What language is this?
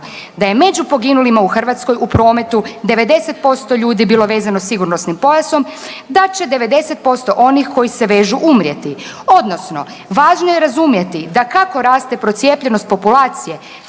Croatian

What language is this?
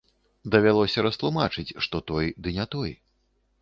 Belarusian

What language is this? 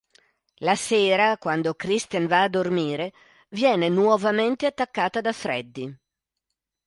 Italian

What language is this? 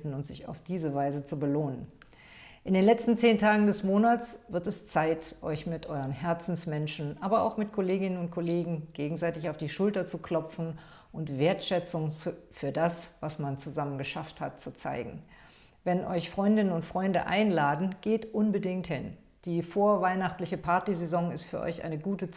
German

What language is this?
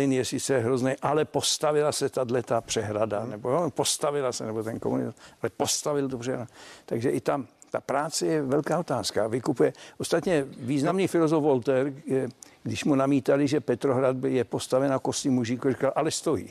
Czech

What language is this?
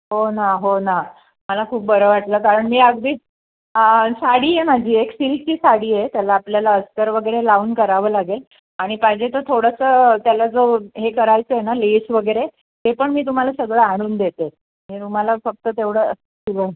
Marathi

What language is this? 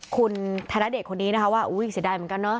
Thai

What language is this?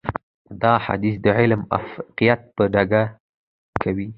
Pashto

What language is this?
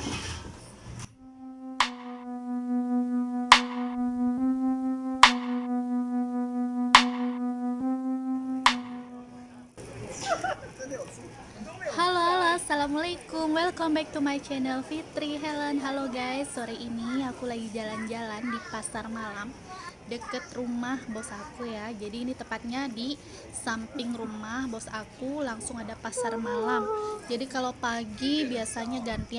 Indonesian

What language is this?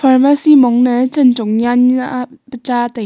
Wancho Naga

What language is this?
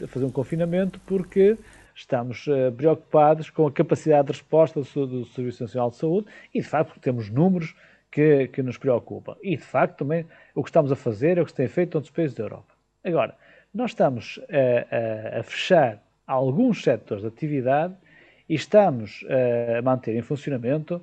Portuguese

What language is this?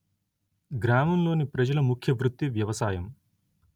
Telugu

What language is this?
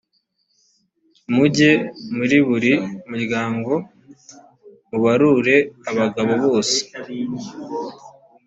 Kinyarwanda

